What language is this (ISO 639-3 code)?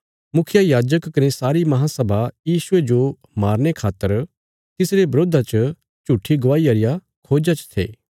kfs